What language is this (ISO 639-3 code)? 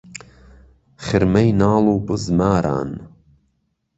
ckb